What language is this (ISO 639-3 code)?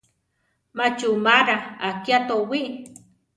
tar